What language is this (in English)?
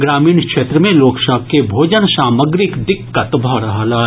Maithili